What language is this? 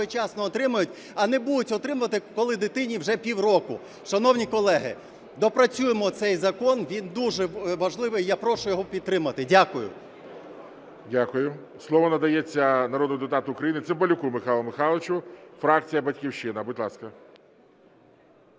Ukrainian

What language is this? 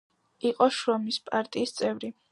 Georgian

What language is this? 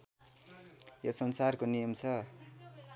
Nepali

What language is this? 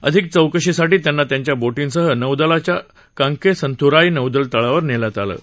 Marathi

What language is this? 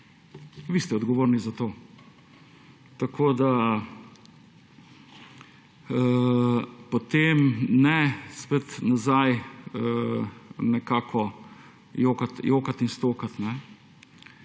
Slovenian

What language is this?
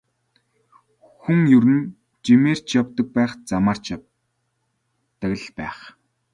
Mongolian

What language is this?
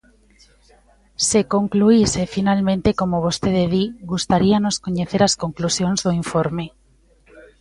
Galician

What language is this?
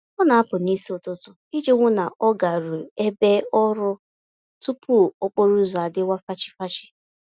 Igbo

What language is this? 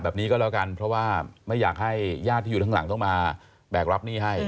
Thai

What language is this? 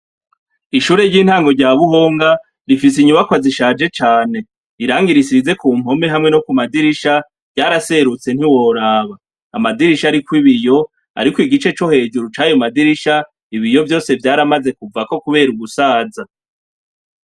Rundi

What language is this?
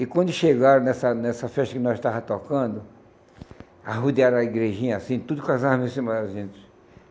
Portuguese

